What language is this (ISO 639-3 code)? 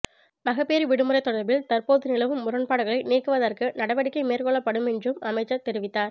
tam